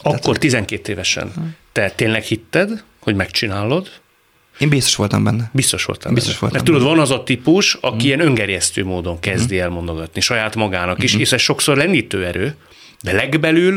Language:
Hungarian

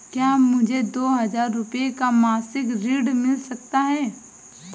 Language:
Hindi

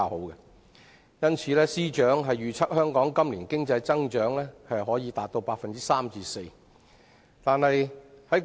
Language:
Cantonese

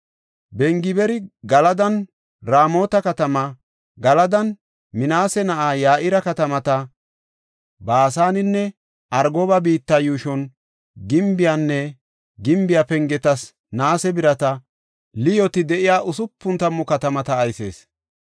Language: Gofa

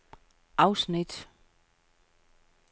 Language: Danish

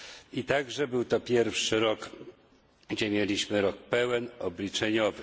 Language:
Polish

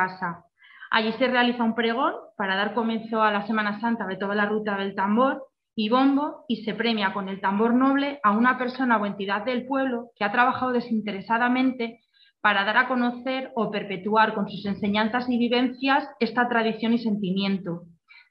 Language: Spanish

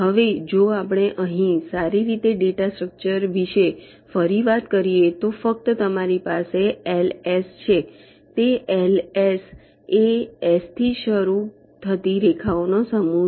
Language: Gujarati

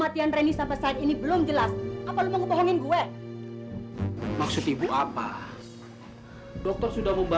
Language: Indonesian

